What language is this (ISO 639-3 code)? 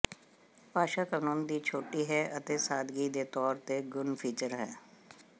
pan